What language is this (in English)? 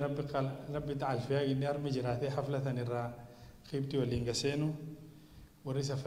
Arabic